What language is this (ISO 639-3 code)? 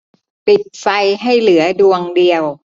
tha